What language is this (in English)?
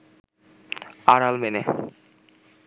Bangla